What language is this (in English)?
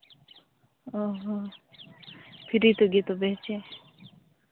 Santali